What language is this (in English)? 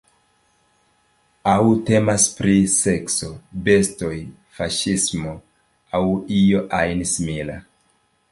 Esperanto